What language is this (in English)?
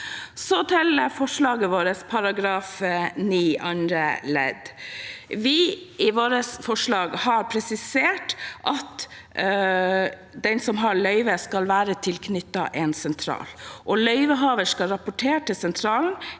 Norwegian